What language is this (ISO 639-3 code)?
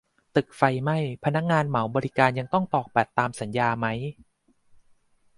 tha